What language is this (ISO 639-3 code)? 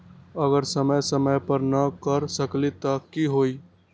mag